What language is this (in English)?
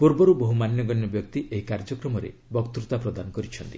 Odia